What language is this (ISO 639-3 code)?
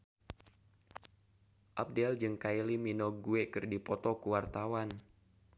sun